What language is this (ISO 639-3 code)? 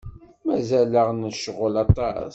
kab